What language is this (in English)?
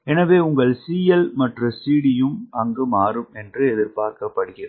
Tamil